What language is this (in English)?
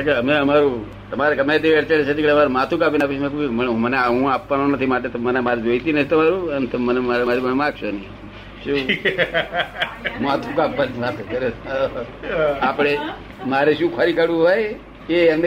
Gujarati